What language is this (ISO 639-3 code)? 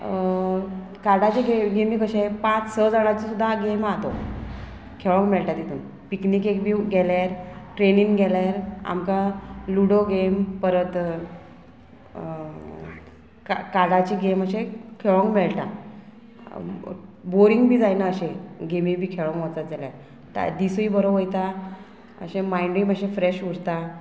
kok